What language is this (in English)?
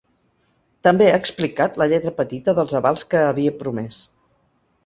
Catalan